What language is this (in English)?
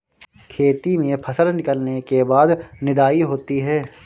Hindi